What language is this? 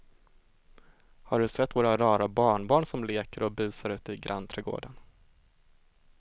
Swedish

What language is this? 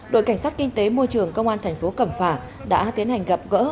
Vietnamese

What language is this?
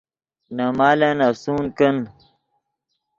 Yidgha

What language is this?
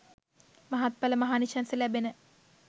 Sinhala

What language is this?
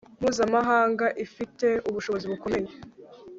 Kinyarwanda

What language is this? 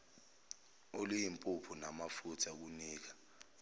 Zulu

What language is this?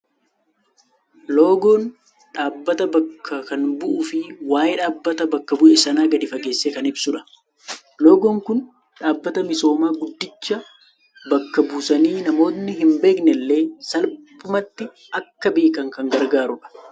Oromo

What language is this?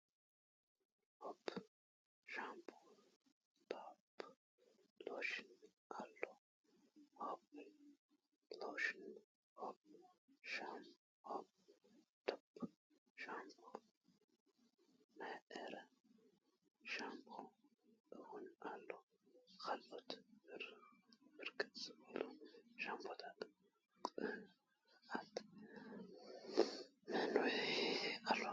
Tigrinya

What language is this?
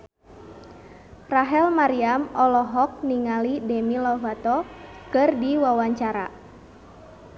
Sundanese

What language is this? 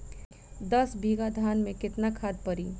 Bhojpuri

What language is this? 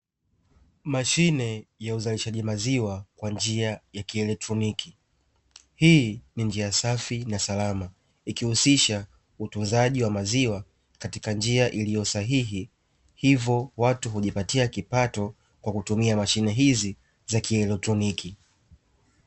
Swahili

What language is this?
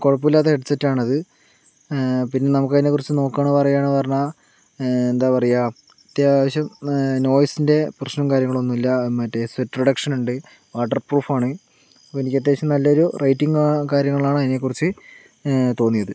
Malayalam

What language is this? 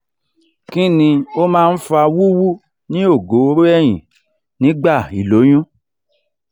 Yoruba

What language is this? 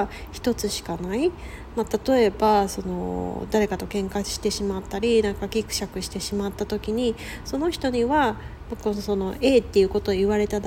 Japanese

